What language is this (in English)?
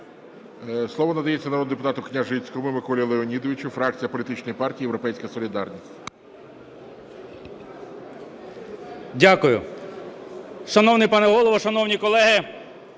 Ukrainian